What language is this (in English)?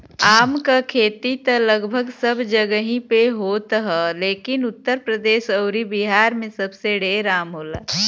Bhojpuri